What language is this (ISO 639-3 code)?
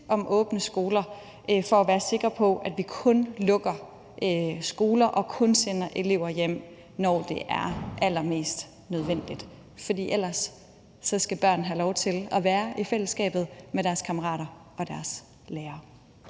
dan